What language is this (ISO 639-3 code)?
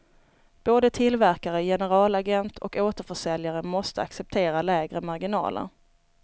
swe